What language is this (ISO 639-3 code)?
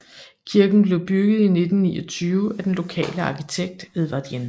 dan